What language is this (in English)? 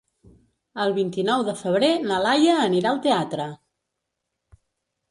Catalan